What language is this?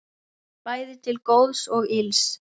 Icelandic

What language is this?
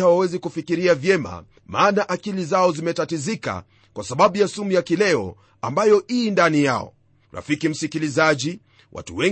Swahili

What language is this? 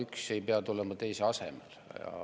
Estonian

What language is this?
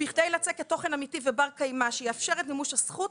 Hebrew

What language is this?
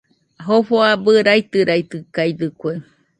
Nüpode Huitoto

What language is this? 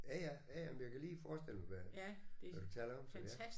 Danish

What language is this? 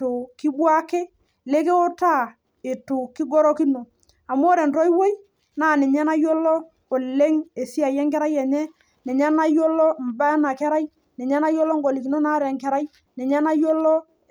Masai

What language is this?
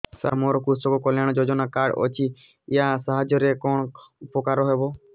Odia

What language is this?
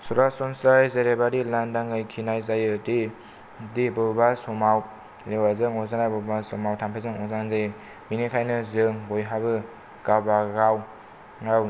Bodo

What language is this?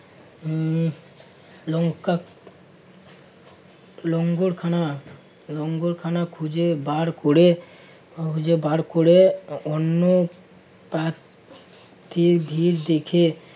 Bangla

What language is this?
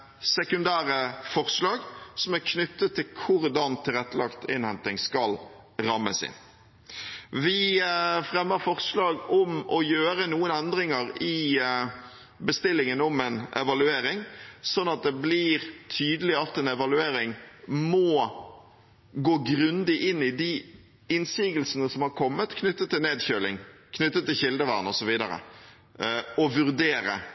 Norwegian Bokmål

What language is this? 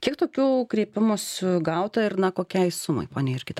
Lithuanian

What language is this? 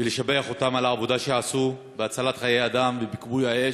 Hebrew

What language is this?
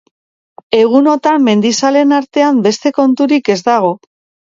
Basque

